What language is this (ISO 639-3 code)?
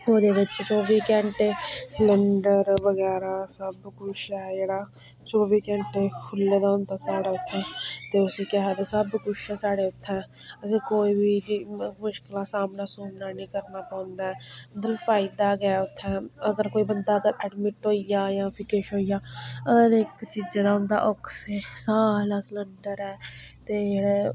doi